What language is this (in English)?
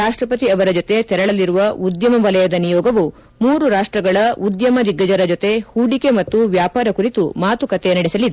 Kannada